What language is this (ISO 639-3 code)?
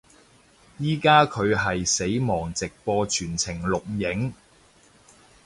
yue